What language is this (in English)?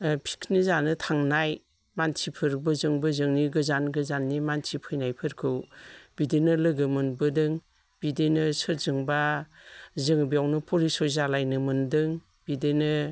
Bodo